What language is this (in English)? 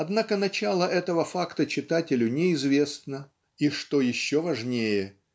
Russian